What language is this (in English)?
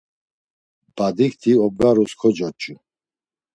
Laz